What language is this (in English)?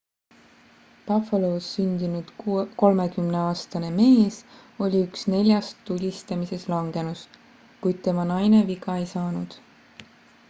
Estonian